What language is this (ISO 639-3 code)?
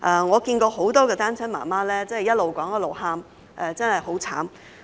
yue